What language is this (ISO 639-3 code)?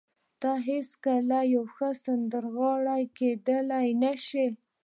pus